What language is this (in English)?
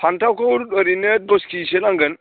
Bodo